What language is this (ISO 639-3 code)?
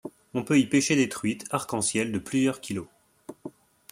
fra